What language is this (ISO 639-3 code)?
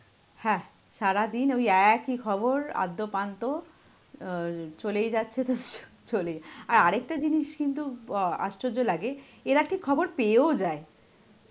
ben